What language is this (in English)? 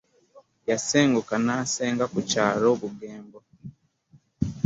Ganda